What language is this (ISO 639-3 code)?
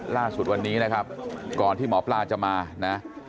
tha